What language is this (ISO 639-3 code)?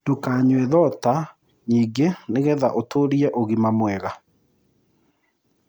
kik